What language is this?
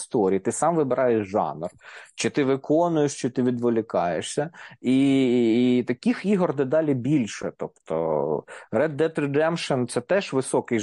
Ukrainian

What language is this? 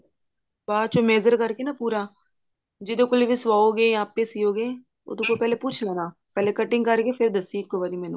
Punjabi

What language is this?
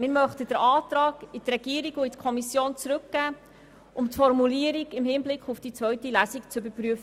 Swiss German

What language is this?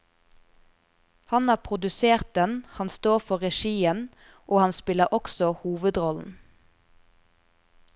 Norwegian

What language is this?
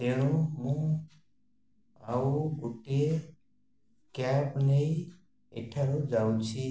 Odia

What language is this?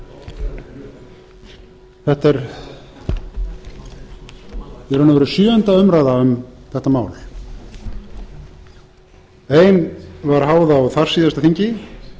Icelandic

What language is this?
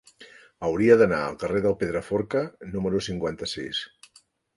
Catalan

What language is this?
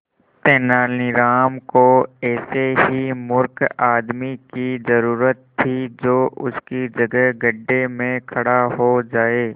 Hindi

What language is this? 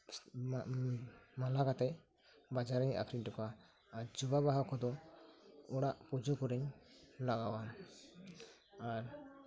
Santali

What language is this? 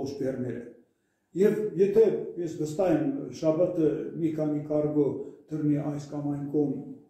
Turkish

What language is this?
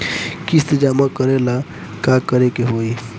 Bhojpuri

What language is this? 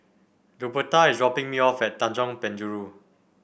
English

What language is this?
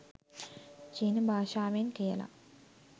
Sinhala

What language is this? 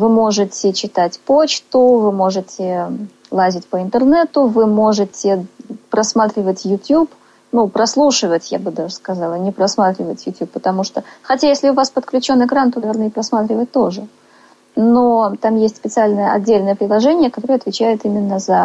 Russian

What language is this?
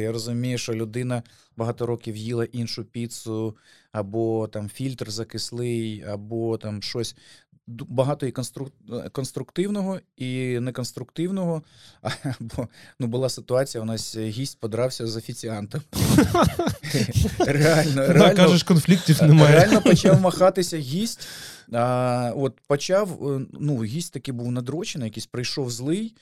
Ukrainian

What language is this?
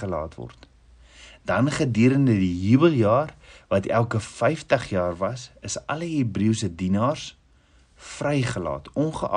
Dutch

